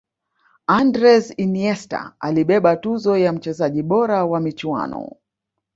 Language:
Swahili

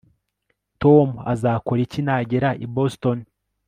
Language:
Kinyarwanda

